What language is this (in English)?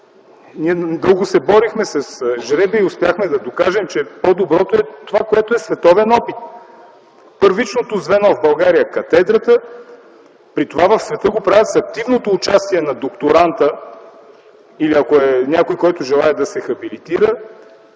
Bulgarian